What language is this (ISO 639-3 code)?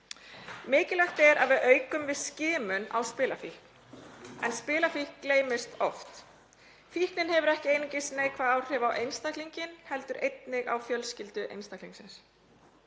isl